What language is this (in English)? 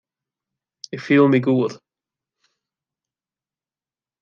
Western Frisian